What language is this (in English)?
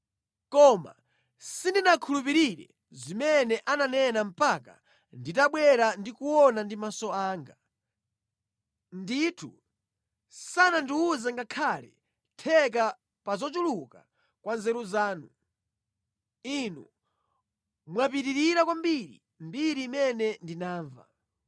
Nyanja